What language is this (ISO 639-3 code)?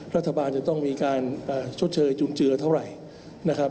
tha